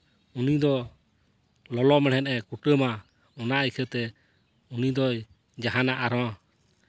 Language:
Santali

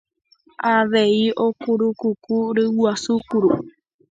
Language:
Guarani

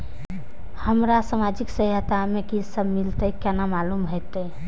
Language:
Maithili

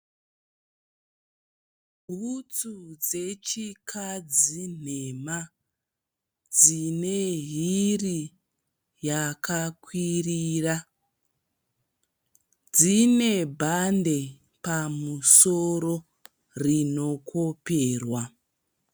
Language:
Shona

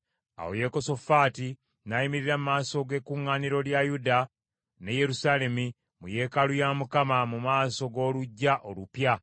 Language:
Ganda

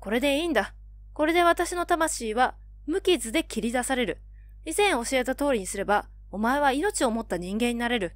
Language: Japanese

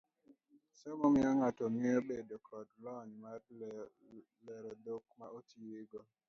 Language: Luo (Kenya and Tanzania)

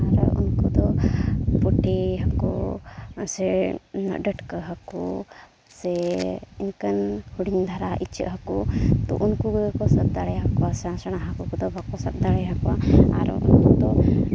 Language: Santali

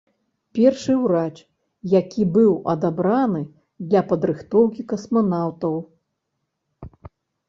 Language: Belarusian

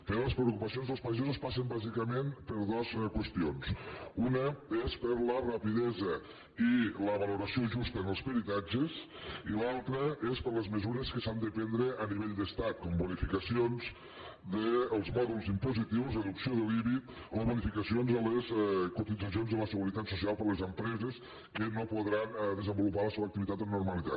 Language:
Catalan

